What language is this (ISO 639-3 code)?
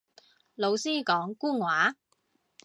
yue